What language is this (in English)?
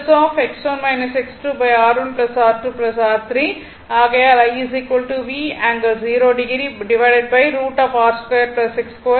Tamil